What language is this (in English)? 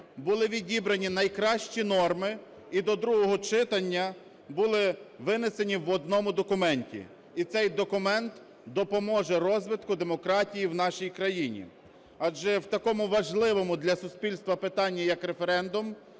Ukrainian